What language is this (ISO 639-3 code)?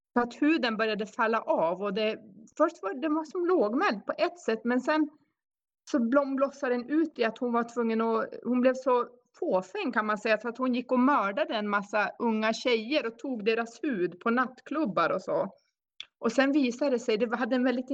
swe